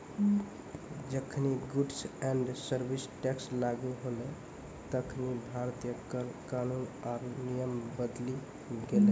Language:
Maithili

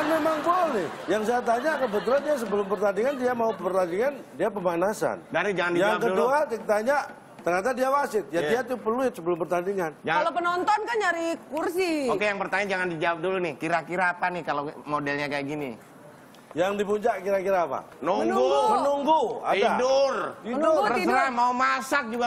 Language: Indonesian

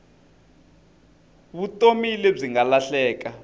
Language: Tsonga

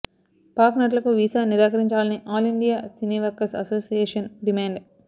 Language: Telugu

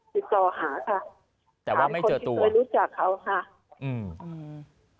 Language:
Thai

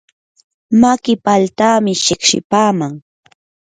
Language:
Yanahuanca Pasco Quechua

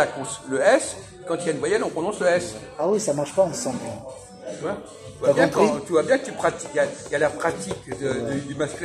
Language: French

